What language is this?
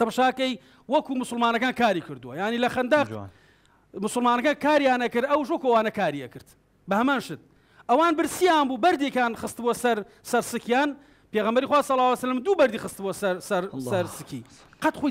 Arabic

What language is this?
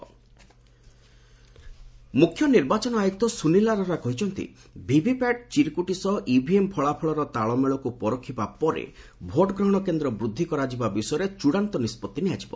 Odia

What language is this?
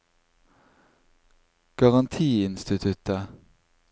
Norwegian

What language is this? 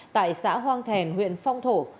Vietnamese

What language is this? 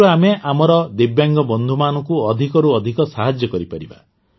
Odia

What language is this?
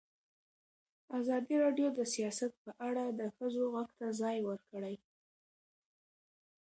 Pashto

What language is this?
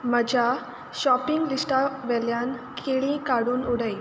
Konkani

